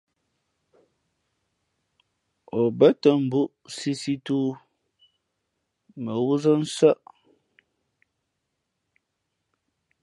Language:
Fe'fe'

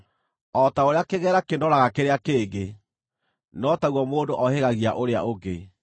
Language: Kikuyu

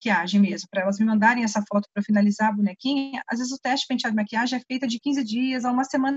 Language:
Portuguese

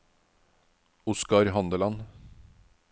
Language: Norwegian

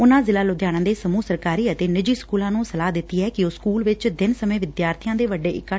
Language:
Punjabi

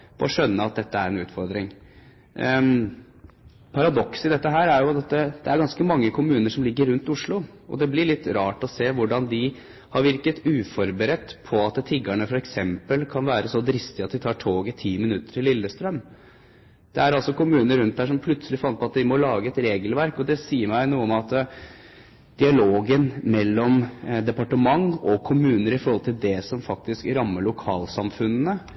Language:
Norwegian Bokmål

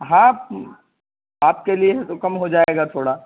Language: Urdu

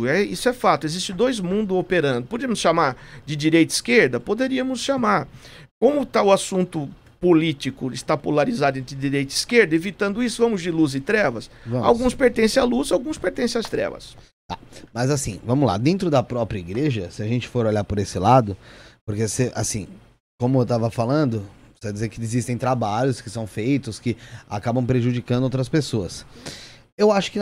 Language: Portuguese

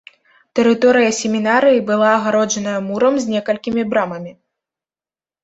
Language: Belarusian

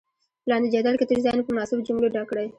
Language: Pashto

